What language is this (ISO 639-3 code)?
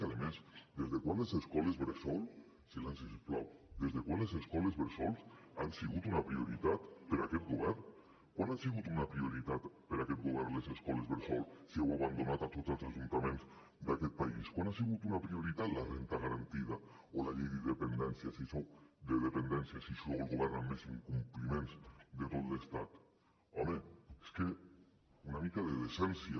cat